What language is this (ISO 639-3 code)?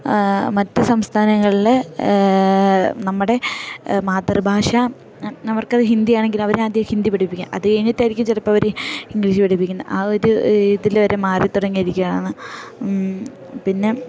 mal